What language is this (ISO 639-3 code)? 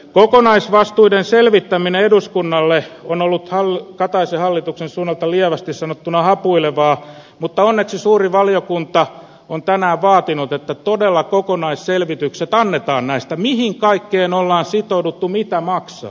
fin